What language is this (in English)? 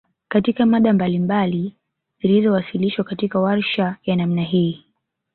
Swahili